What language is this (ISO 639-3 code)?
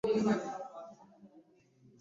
lug